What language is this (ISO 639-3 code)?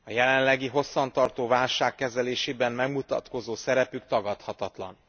hun